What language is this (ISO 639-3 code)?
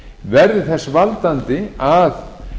isl